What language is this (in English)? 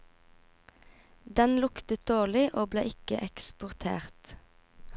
Norwegian